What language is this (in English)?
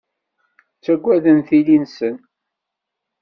Kabyle